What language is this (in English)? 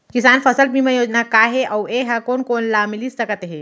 Chhattisgarhi